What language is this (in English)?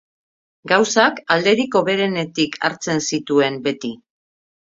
Basque